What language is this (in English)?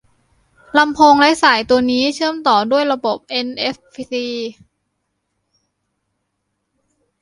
Thai